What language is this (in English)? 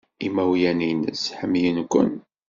Kabyle